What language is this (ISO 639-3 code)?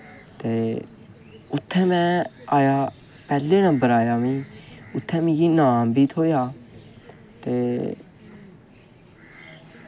doi